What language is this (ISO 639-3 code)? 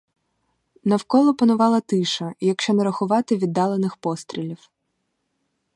ukr